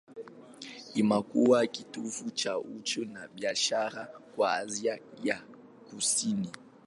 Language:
Swahili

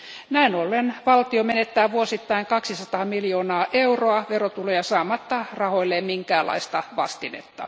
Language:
Finnish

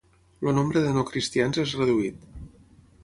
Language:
Catalan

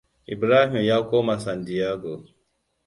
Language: Hausa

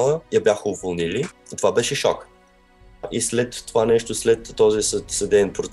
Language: Bulgarian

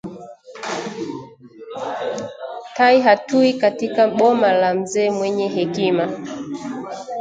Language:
Swahili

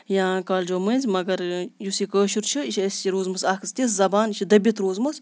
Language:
Kashmiri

